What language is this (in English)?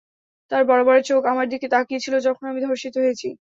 Bangla